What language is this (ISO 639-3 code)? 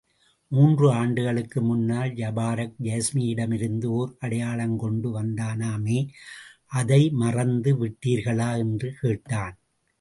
tam